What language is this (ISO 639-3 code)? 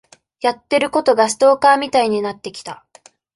jpn